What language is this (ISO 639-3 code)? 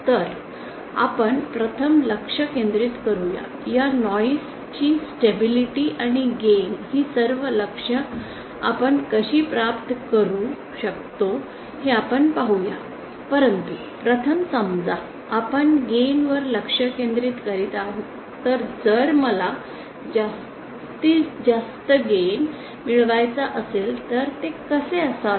mar